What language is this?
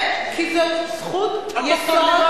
Hebrew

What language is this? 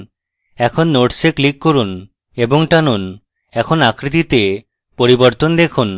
Bangla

